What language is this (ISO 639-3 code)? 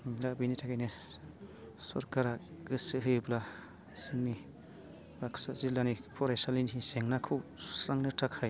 brx